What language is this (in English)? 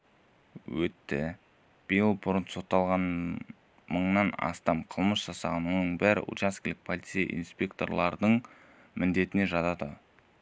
Kazakh